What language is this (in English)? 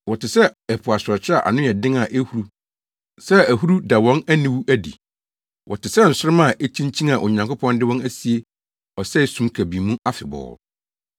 Akan